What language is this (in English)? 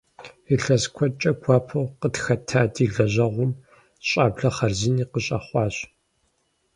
Kabardian